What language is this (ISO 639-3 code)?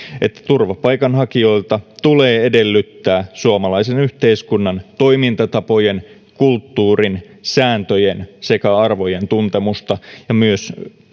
fin